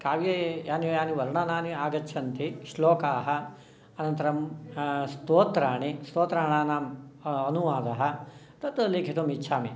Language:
Sanskrit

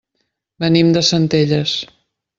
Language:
Catalan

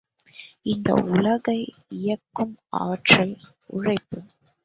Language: Tamil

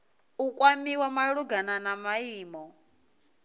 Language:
Venda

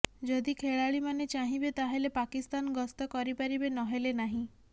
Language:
Odia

